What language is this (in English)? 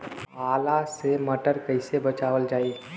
Bhojpuri